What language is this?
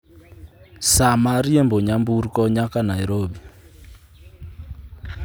Luo (Kenya and Tanzania)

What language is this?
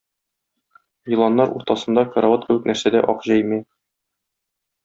Tatar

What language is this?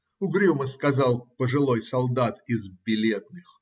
Russian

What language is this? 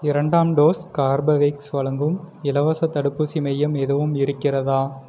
Tamil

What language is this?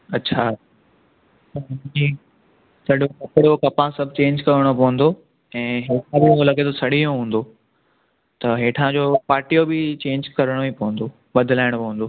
Sindhi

